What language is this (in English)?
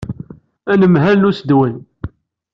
Kabyle